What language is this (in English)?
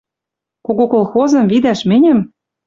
Western Mari